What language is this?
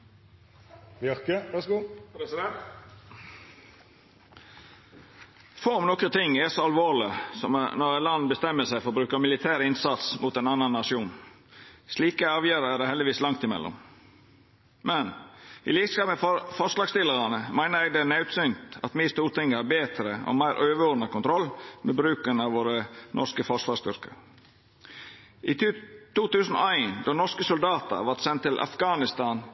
Norwegian Nynorsk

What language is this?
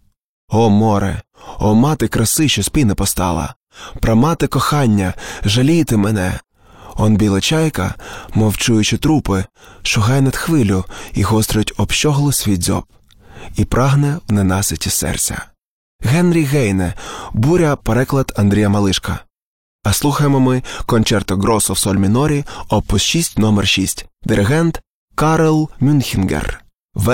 Ukrainian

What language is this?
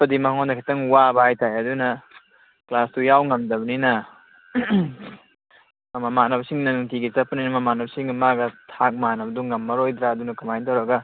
Manipuri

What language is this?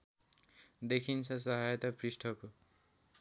Nepali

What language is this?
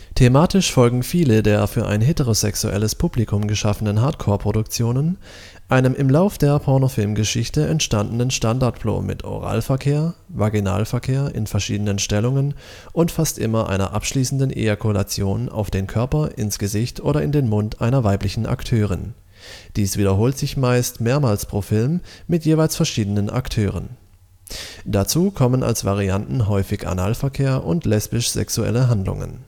German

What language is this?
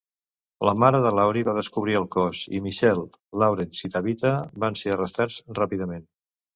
Catalan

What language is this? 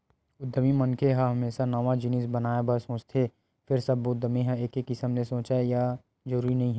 Chhattisgarhi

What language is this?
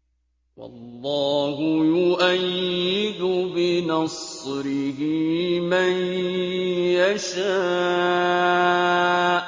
Arabic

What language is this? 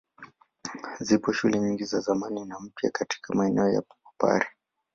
Swahili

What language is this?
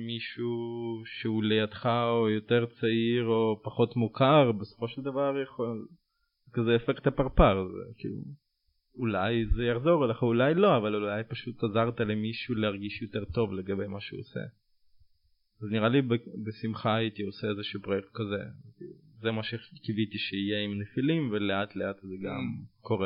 Hebrew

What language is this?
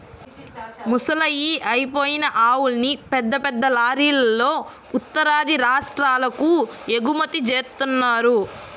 Telugu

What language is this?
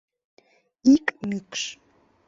Mari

